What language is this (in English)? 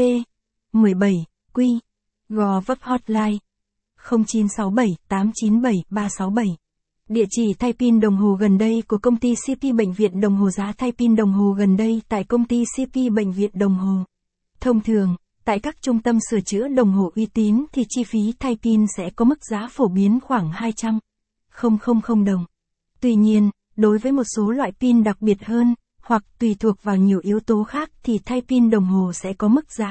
Vietnamese